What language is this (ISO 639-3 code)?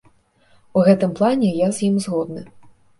bel